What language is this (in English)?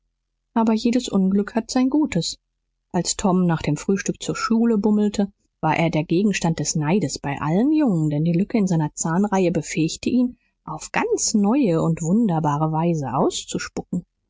German